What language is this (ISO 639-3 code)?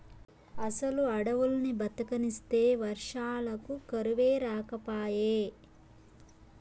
tel